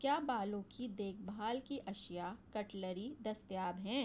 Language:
Urdu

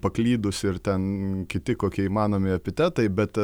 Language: Lithuanian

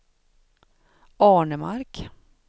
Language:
Swedish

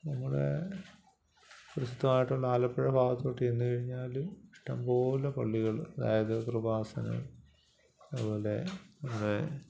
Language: Malayalam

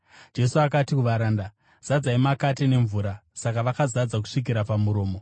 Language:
Shona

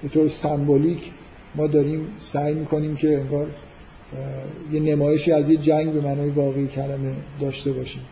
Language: Persian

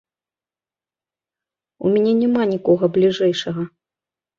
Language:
Belarusian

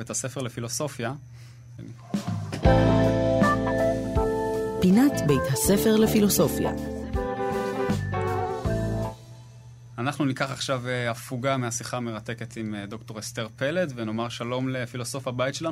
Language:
Hebrew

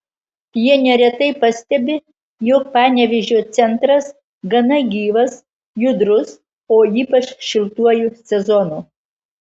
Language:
Lithuanian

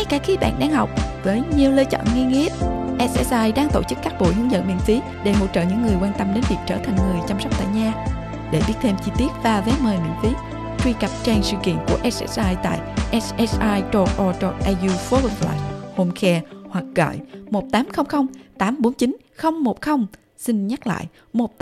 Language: Vietnamese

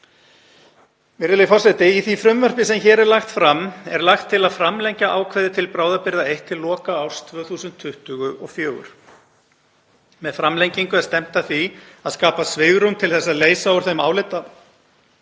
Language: Icelandic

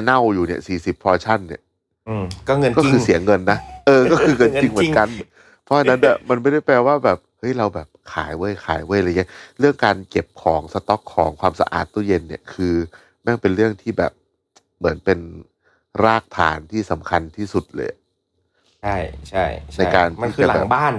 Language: Thai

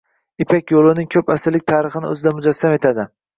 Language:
Uzbek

